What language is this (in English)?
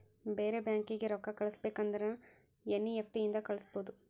Kannada